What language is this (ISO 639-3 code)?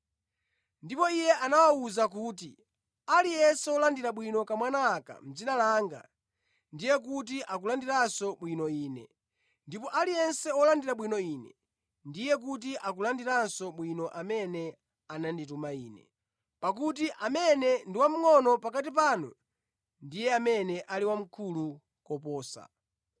nya